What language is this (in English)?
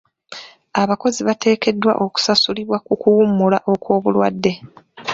Ganda